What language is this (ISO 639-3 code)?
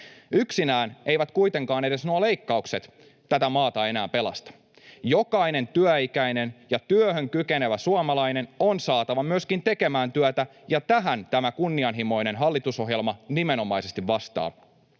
fin